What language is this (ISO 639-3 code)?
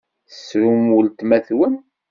kab